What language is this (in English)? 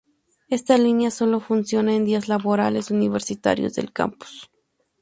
Spanish